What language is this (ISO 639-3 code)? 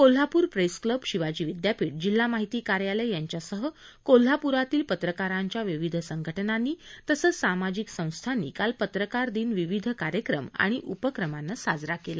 mar